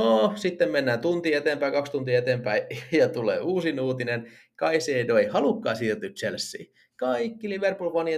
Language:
Finnish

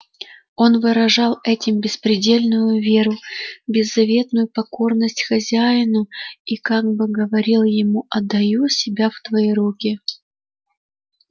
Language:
Russian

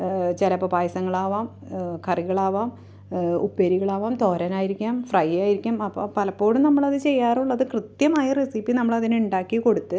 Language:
Malayalam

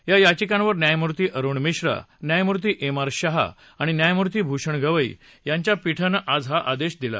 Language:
Marathi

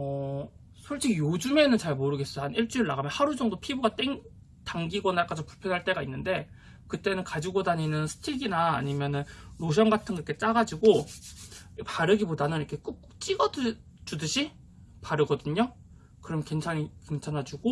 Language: Korean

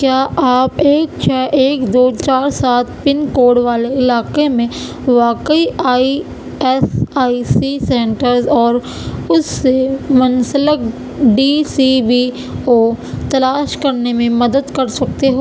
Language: Urdu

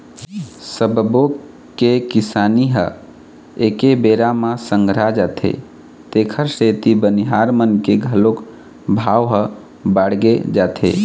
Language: Chhattisgarhi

